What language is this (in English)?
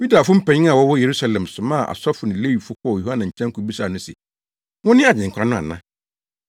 Akan